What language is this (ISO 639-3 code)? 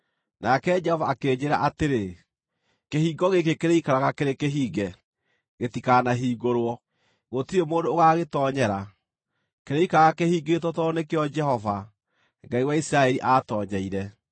kik